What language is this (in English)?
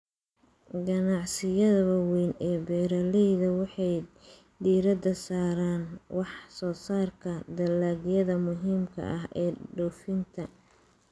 Somali